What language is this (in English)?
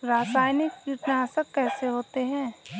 Hindi